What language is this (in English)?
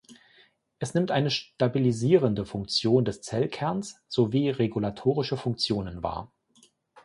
German